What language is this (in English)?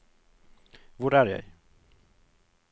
Norwegian